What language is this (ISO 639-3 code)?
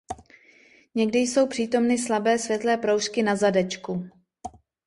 ces